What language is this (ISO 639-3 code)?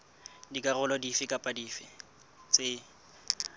sot